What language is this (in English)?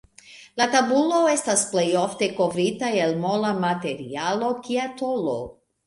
Esperanto